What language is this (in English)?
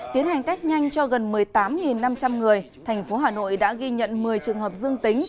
Vietnamese